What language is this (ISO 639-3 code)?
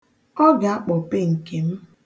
ibo